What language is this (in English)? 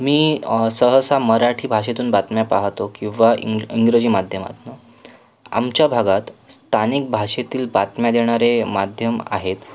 Marathi